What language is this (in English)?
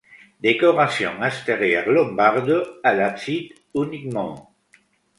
French